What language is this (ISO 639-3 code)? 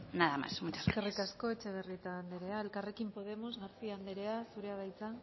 eus